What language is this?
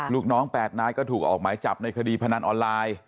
Thai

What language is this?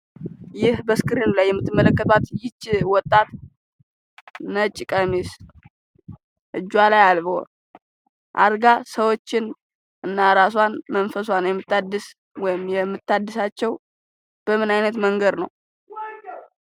Amharic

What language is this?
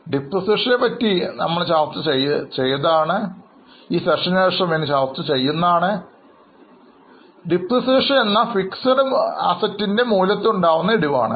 Malayalam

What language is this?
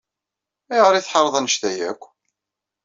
Kabyle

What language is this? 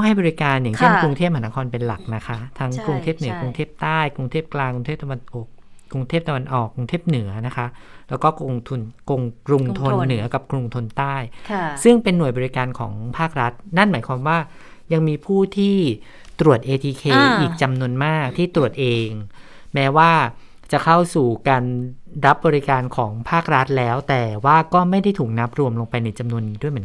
Thai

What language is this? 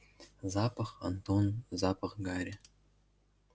Russian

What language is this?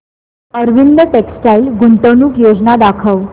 Marathi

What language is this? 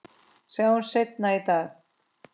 Icelandic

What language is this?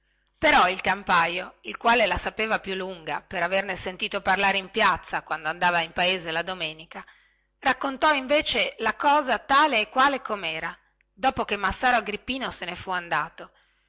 Italian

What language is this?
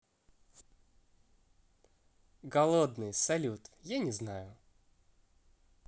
Russian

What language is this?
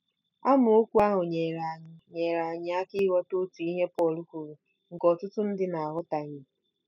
Igbo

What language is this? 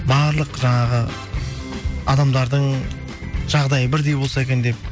Kazakh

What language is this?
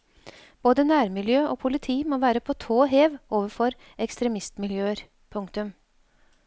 Norwegian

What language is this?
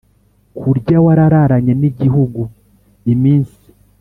Kinyarwanda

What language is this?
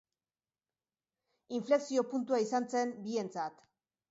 Basque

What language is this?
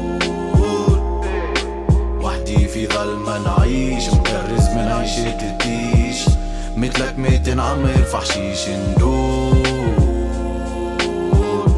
Arabic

